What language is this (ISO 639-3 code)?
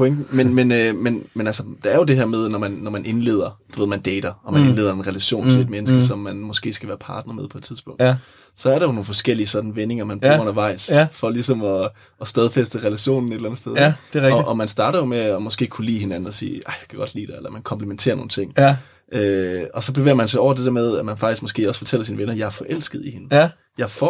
dan